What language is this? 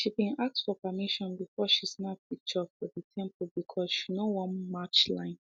Nigerian Pidgin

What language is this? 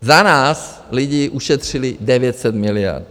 Czech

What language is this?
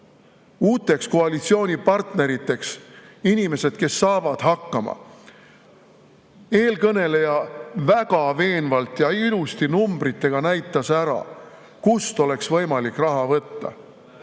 Estonian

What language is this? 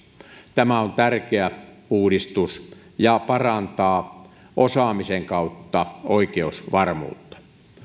Finnish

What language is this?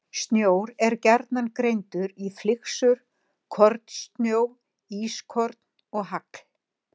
Icelandic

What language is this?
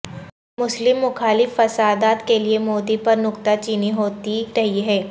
Urdu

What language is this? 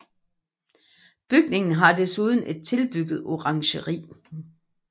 Danish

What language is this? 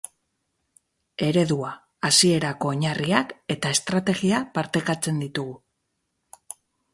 Basque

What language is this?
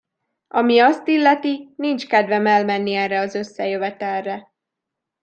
Hungarian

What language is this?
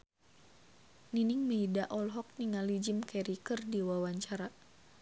Sundanese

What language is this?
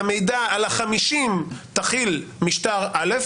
Hebrew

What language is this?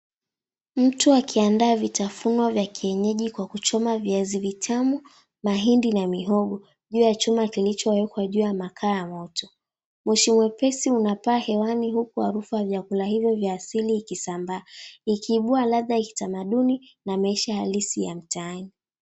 Swahili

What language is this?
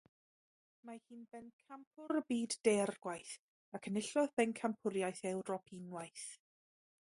Welsh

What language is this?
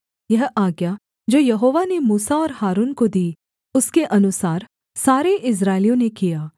Hindi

